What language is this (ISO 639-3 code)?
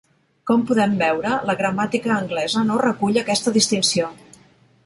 cat